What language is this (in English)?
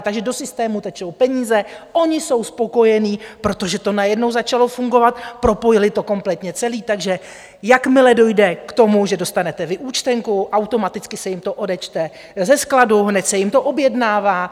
Czech